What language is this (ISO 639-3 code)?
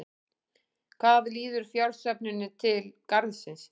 isl